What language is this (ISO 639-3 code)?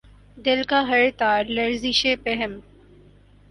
urd